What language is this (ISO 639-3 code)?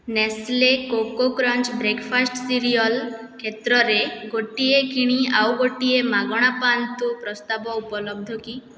ori